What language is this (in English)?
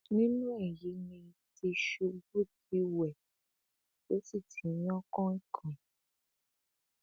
Yoruba